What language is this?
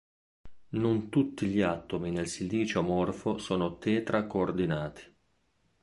Italian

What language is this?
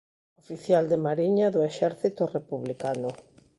Galician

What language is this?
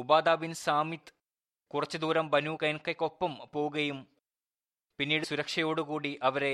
Malayalam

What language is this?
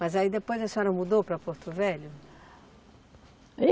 Portuguese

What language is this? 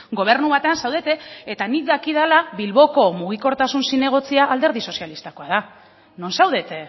Basque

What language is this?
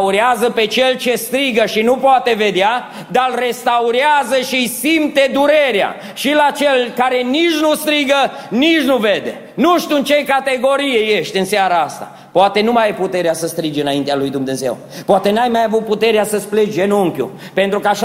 Romanian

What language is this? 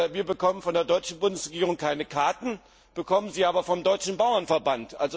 German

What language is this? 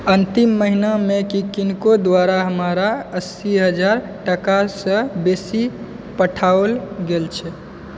Maithili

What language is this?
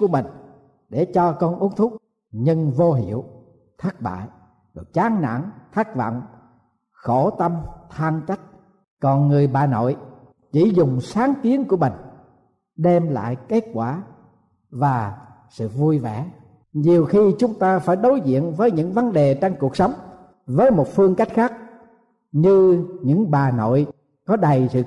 Vietnamese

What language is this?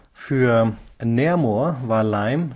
German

